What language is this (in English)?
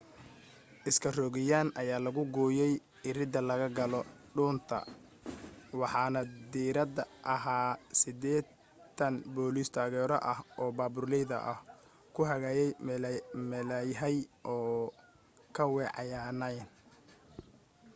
Somali